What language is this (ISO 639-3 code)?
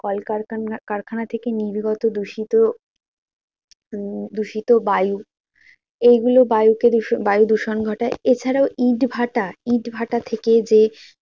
ben